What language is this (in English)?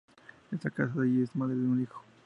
Spanish